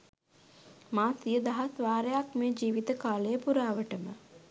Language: Sinhala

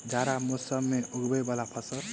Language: Maithili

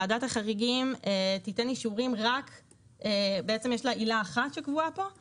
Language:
Hebrew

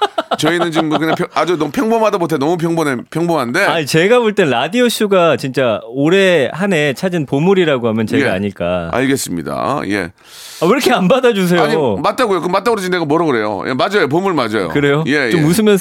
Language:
Korean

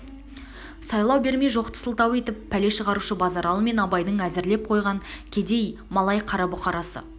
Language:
Kazakh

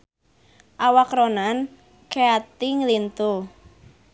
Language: Sundanese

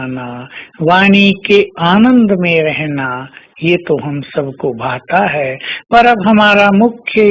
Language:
Hindi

